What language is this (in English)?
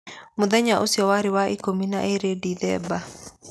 Kikuyu